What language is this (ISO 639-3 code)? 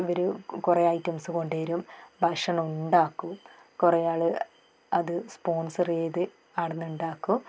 mal